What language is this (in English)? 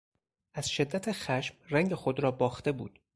Persian